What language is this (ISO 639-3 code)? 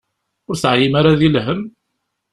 kab